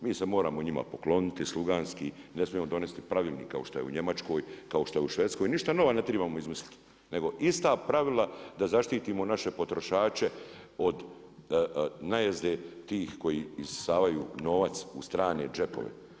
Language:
Croatian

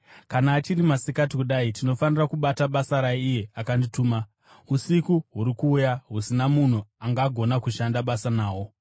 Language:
Shona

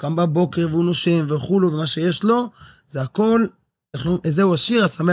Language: Hebrew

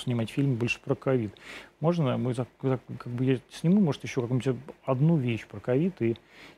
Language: Russian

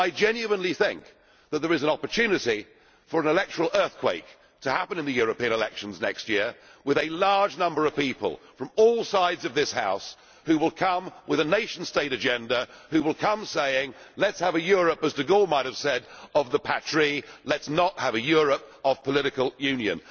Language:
English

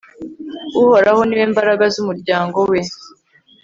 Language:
Kinyarwanda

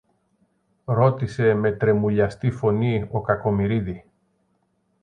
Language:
Greek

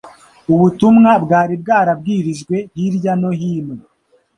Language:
Kinyarwanda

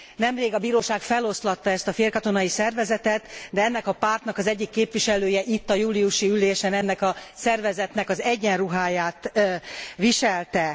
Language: Hungarian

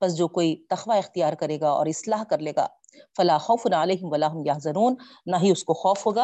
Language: Urdu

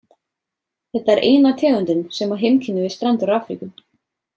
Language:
Icelandic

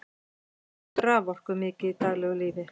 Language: Icelandic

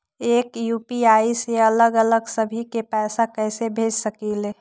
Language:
Magahi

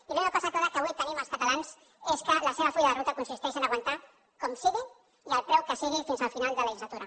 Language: Catalan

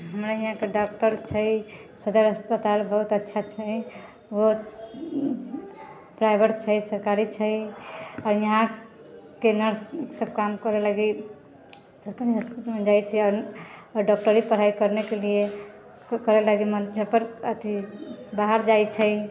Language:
Maithili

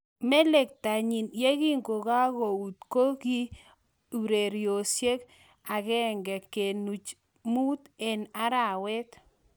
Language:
Kalenjin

